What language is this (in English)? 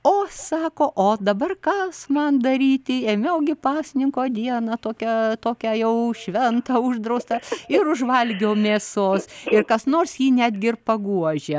Lithuanian